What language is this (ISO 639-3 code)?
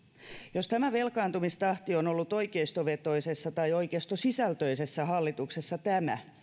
fin